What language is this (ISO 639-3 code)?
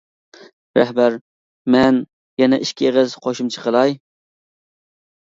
uig